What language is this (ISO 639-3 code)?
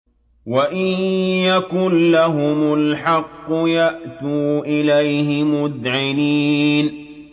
ara